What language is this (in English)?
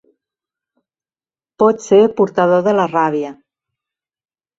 Catalan